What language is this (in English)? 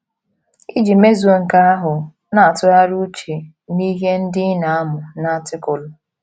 Igbo